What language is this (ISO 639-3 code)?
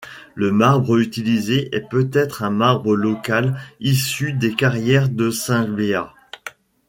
fra